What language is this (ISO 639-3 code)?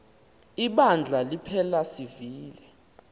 xho